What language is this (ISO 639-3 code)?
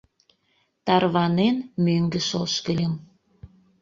chm